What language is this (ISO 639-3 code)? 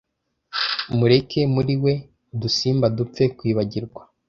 kin